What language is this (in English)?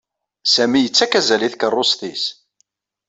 Kabyle